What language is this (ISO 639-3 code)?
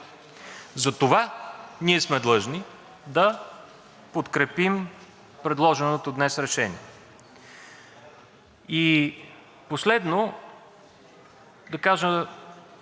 bul